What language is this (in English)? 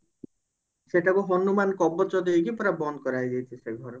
Odia